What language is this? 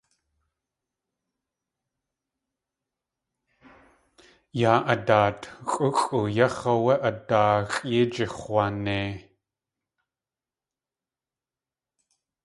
Tlingit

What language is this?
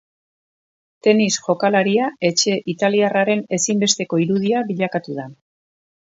Basque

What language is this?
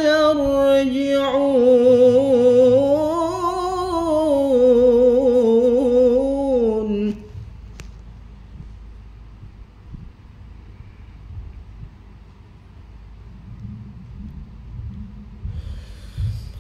Arabic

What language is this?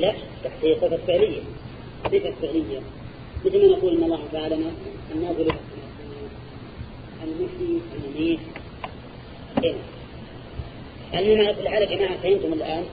Arabic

